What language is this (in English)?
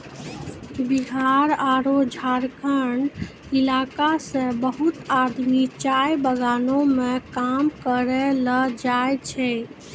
Maithili